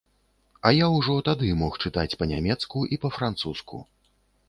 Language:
Belarusian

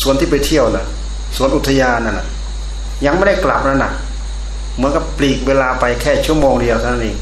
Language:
Thai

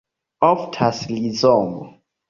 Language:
Esperanto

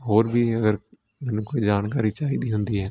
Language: Punjabi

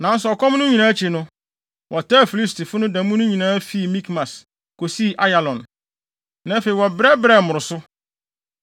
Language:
Akan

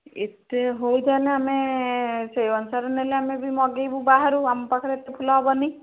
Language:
Odia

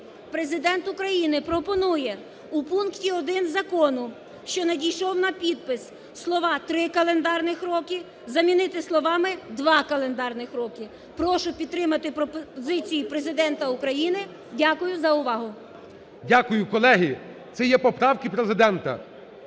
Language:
Ukrainian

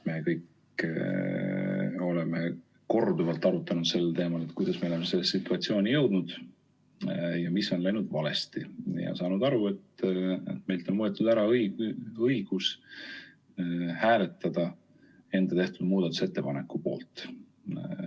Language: Estonian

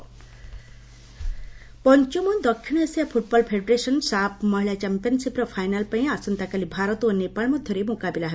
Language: Odia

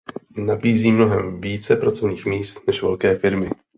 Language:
Czech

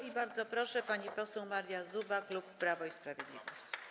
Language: Polish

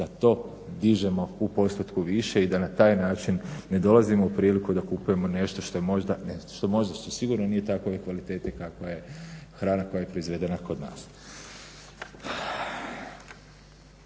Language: Croatian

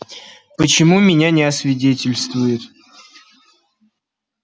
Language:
Russian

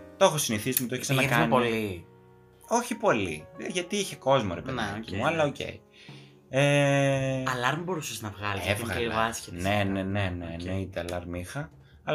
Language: Greek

